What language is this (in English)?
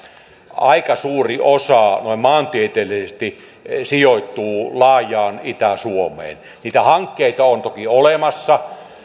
Finnish